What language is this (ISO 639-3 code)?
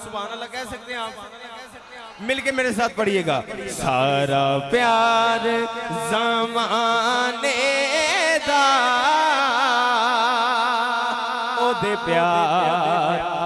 urd